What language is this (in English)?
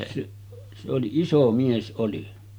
Finnish